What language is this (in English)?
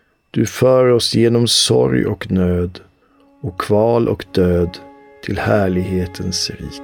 Swedish